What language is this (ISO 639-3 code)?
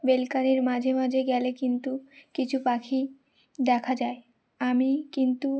ben